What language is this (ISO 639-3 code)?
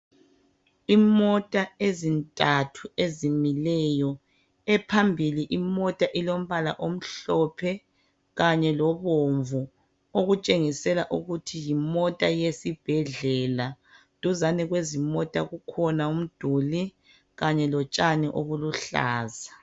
nde